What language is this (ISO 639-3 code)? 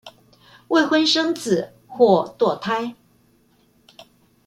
zho